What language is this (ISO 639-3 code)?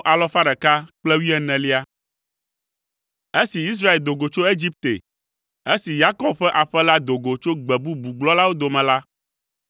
ewe